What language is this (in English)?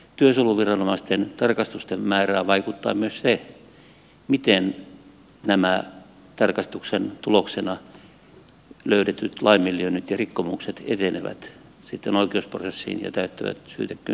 Finnish